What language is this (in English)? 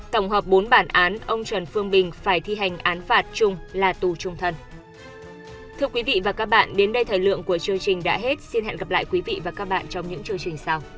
Vietnamese